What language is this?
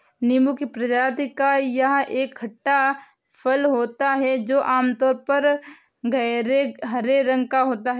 Hindi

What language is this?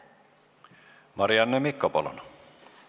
Estonian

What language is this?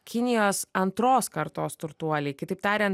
Lithuanian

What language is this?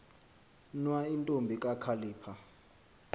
Xhosa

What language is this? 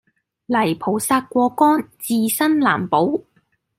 Cantonese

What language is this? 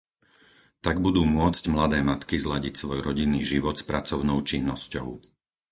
Slovak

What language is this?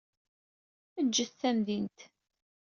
Kabyle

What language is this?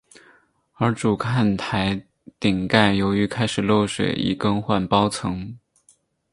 Chinese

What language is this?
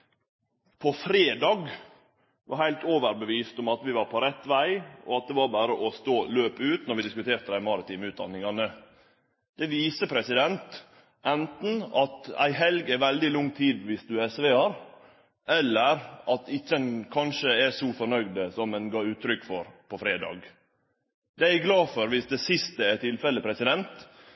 Norwegian Nynorsk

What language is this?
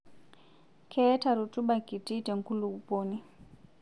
Masai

